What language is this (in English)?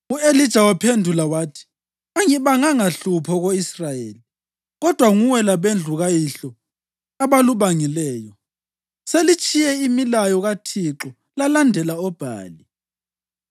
North Ndebele